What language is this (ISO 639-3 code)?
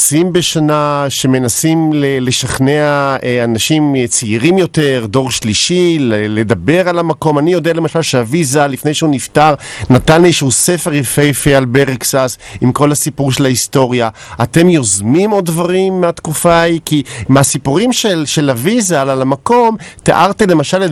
heb